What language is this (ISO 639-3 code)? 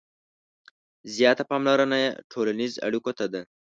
pus